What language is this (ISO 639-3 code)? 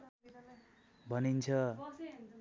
nep